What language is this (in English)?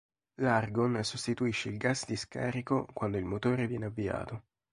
Italian